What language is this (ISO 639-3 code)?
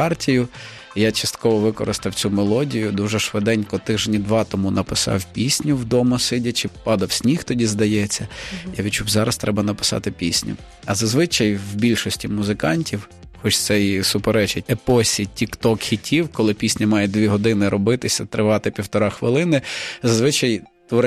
ukr